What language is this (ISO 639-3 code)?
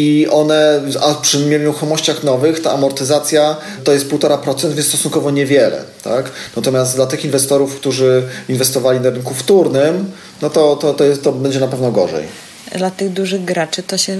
pol